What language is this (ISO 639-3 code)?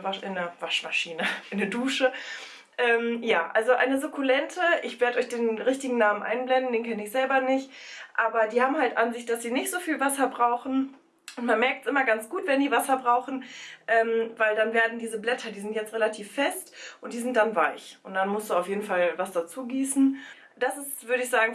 deu